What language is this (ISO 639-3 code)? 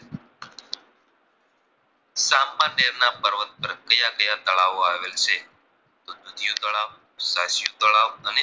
guj